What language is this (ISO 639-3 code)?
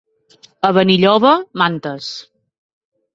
cat